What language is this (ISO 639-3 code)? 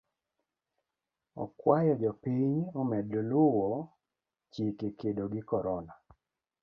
luo